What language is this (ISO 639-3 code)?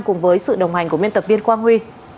vie